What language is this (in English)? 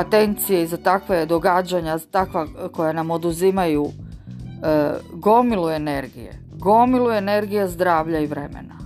Croatian